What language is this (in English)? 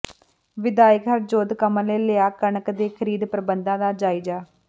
Punjabi